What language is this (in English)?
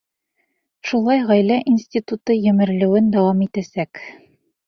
Bashkir